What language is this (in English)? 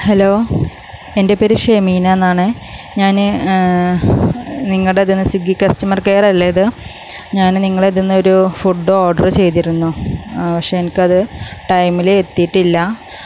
Malayalam